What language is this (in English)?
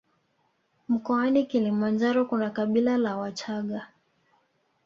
Swahili